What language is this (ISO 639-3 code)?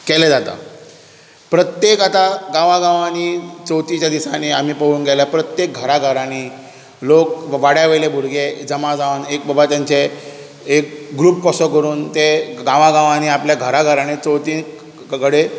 kok